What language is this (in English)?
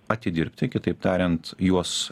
Lithuanian